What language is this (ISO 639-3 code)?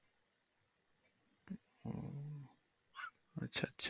ben